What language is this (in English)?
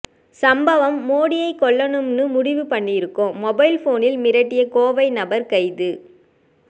Tamil